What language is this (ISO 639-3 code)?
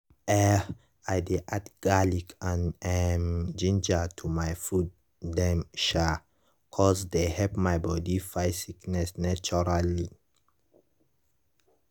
pcm